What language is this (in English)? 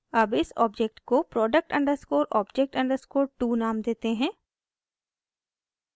Hindi